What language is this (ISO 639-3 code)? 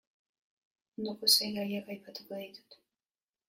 eus